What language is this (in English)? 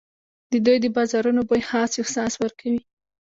Pashto